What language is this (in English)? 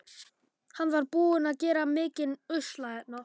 Icelandic